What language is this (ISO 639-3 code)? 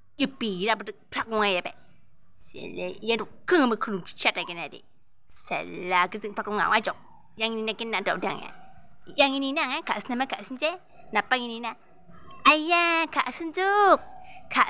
tha